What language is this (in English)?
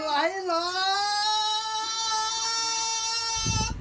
Thai